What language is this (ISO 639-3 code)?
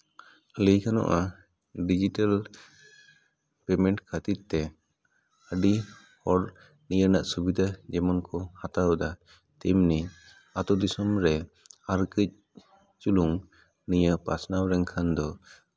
sat